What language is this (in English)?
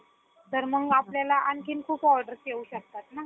Marathi